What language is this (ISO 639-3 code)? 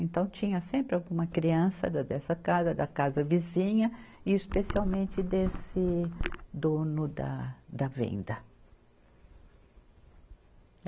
por